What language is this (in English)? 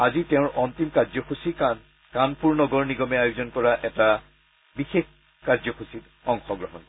Assamese